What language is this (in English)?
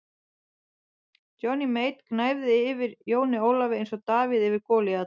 Icelandic